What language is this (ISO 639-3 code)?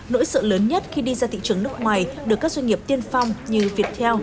vie